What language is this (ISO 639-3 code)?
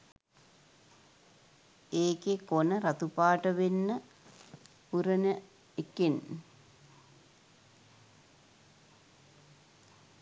sin